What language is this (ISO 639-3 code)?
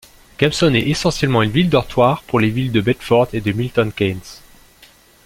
fra